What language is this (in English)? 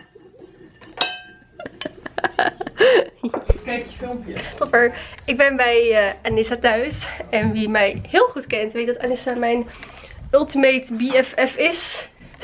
Dutch